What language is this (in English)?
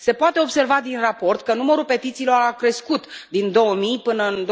Romanian